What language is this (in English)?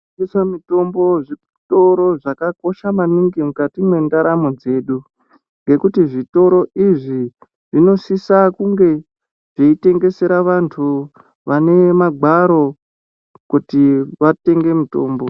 Ndau